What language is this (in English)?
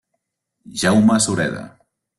Catalan